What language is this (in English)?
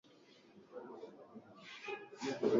Swahili